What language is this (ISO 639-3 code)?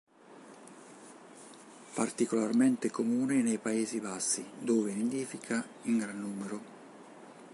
ita